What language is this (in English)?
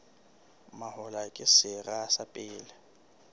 Southern Sotho